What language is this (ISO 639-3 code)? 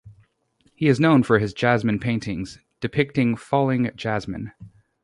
eng